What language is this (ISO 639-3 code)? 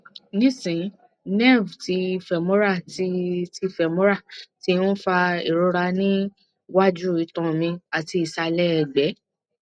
yor